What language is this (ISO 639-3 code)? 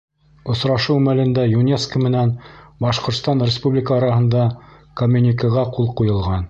bak